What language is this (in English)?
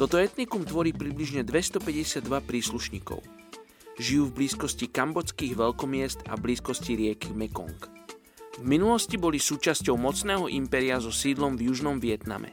Slovak